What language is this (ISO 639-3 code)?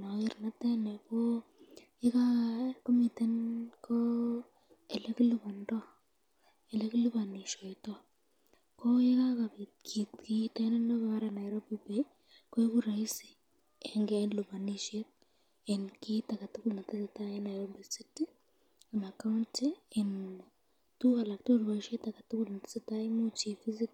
kln